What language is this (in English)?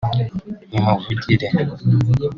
Kinyarwanda